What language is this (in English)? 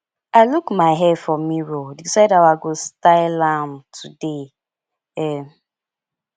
Nigerian Pidgin